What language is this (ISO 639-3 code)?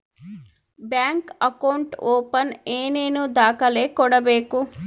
kan